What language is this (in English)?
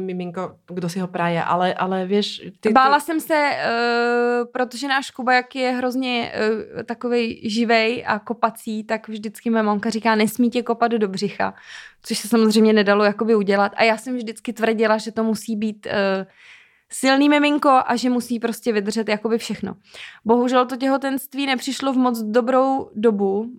Czech